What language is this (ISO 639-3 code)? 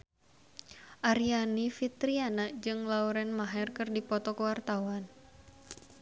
sun